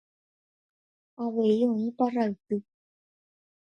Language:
Guarani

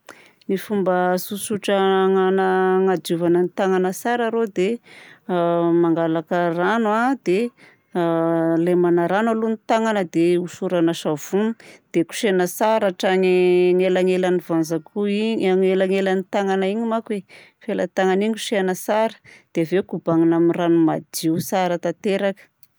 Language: Southern Betsimisaraka Malagasy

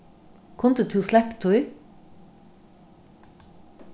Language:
Faroese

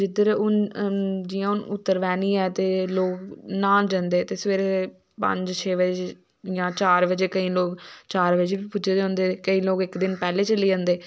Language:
Dogri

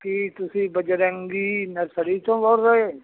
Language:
Punjabi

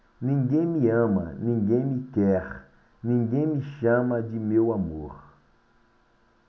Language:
Portuguese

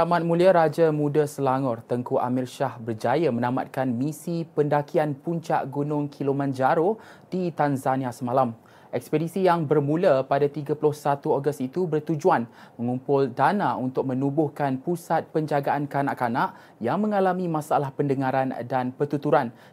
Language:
Malay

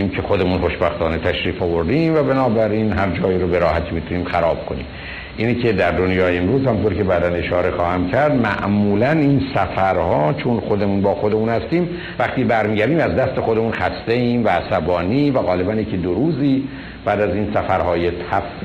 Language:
Persian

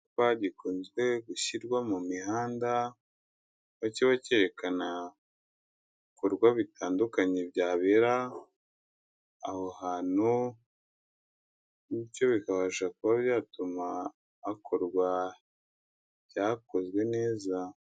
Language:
Kinyarwanda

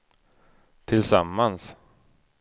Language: Swedish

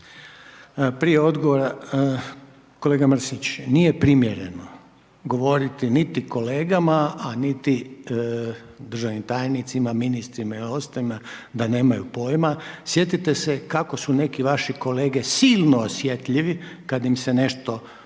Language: Croatian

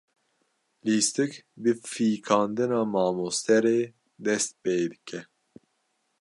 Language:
Kurdish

